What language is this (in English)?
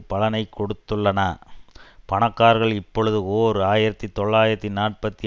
Tamil